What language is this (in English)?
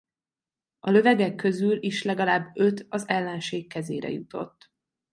Hungarian